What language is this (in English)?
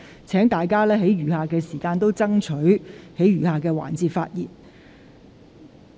Cantonese